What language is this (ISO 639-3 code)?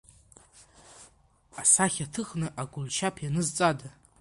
abk